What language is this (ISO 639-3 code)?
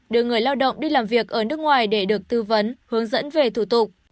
vie